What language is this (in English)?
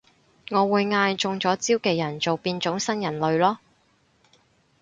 Cantonese